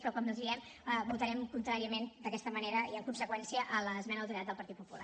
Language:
Catalan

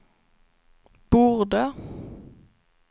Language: Swedish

